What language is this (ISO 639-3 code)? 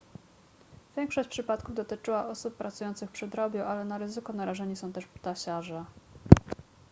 pol